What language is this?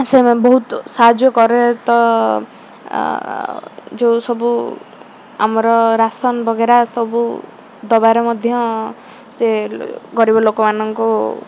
Odia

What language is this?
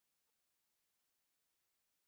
Chinese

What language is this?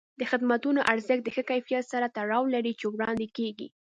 Pashto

